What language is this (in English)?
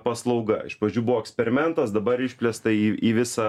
Lithuanian